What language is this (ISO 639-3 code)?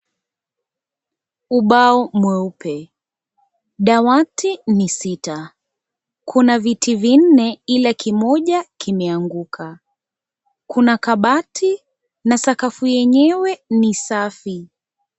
swa